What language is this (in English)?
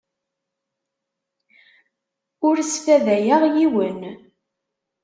Kabyle